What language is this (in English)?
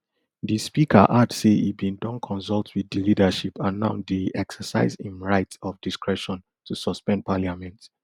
Nigerian Pidgin